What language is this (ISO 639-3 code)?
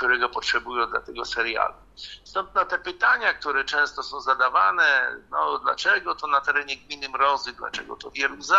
pol